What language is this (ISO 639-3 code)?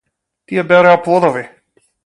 mkd